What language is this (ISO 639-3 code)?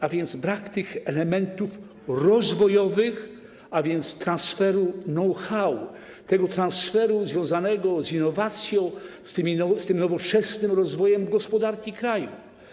pol